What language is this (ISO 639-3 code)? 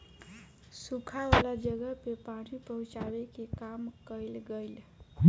bho